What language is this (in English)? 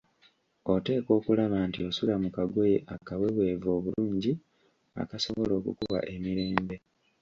Ganda